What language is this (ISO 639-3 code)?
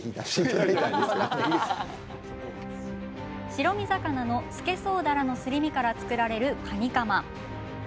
jpn